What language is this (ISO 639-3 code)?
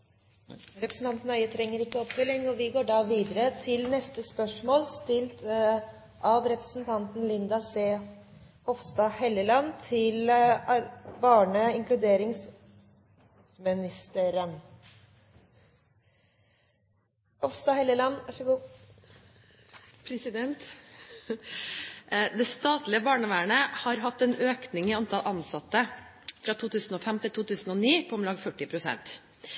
nob